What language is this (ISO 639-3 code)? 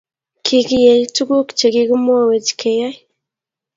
kln